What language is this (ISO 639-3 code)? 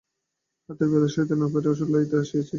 ben